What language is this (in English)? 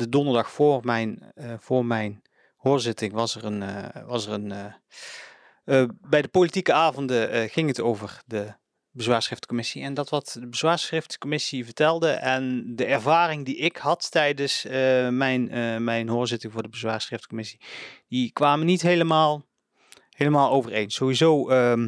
Dutch